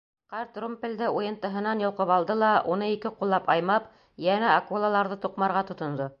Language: Bashkir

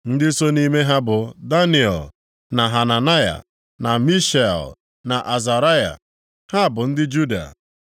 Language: Igbo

